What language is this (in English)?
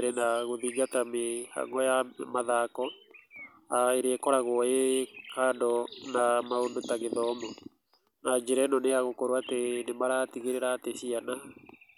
Kikuyu